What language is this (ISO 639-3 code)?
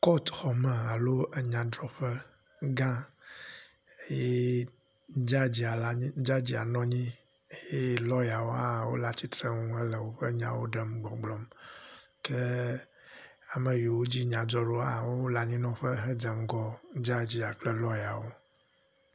ewe